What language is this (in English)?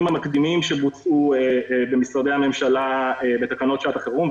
Hebrew